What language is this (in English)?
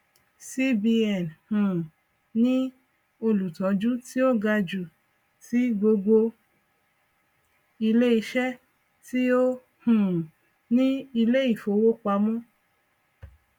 Yoruba